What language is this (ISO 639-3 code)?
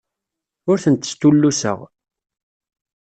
kab